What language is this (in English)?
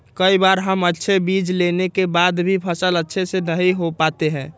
Magahi